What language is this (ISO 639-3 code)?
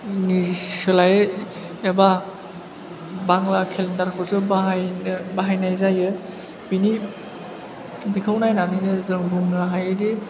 brx